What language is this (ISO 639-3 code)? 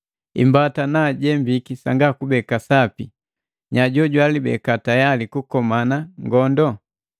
mgv